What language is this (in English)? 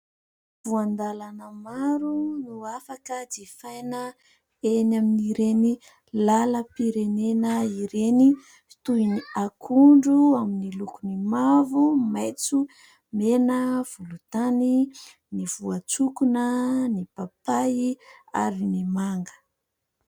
Malagasy